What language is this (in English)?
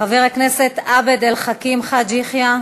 Hebrew